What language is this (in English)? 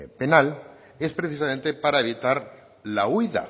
Spanish